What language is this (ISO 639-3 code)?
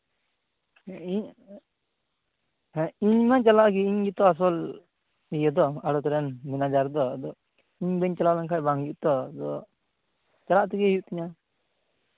sat